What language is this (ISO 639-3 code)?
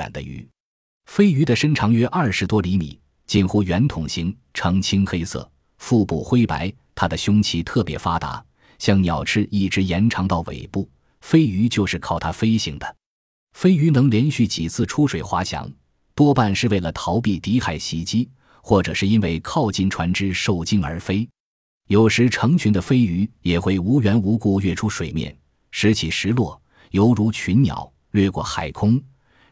zho